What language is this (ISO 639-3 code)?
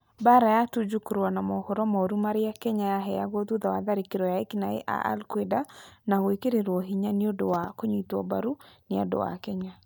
kik